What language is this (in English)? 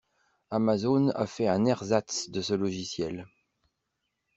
French